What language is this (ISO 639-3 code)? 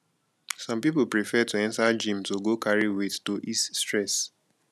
pcm